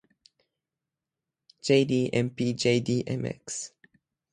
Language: Japanese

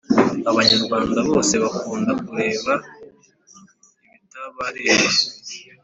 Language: Kinyarwanda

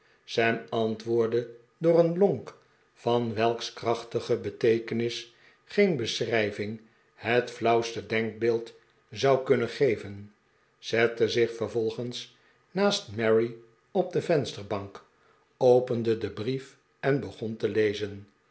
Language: Dutch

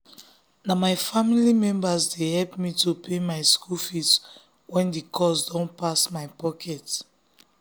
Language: Nigerian Pidgin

